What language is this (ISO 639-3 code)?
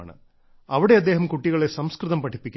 mal